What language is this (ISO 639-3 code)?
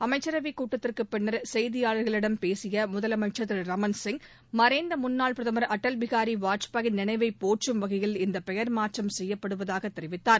tam